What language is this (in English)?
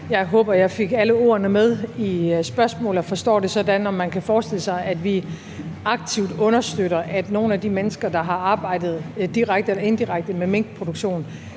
Danish